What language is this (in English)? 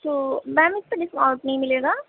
Urdu